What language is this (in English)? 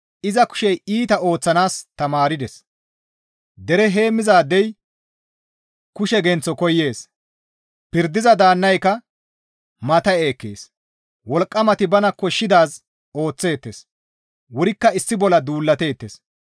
Gamo